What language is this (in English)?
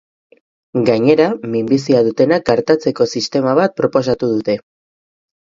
Basque